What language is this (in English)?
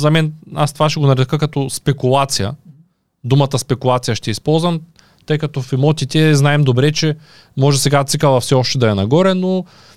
Bulgarian